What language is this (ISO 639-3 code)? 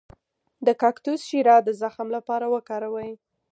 pus